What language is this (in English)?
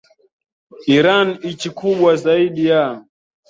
Swahili